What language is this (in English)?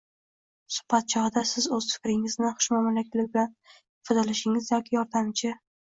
Uzbek